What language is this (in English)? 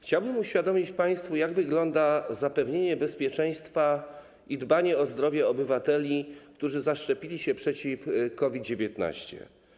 Polish